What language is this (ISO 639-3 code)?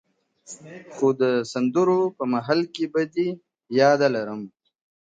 pus